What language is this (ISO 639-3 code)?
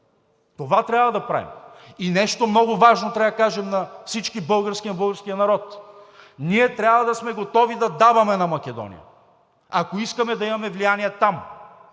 bul